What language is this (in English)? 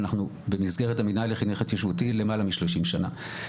Hebrew